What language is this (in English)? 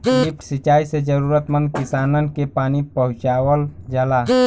Bhojpuri